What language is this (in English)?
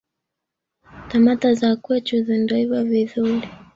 Swahili